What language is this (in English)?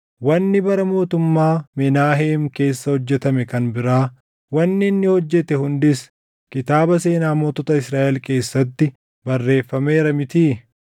Oromo